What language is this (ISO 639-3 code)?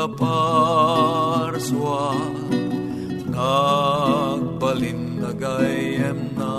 fil